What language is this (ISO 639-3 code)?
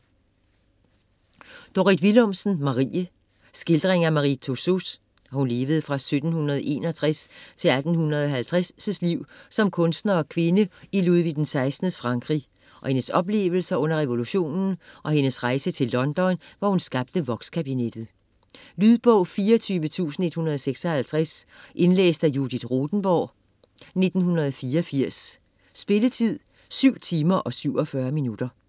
dan